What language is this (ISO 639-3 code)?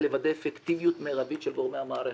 heb